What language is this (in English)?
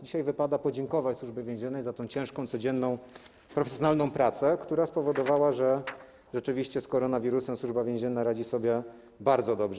Polish